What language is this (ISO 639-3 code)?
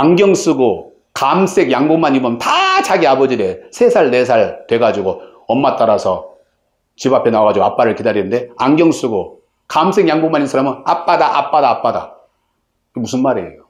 kor